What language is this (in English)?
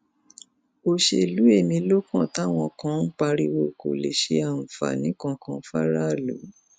Yoruba